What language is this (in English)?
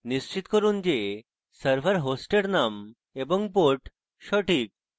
Bangla